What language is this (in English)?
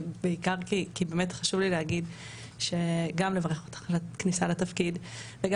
Hebrew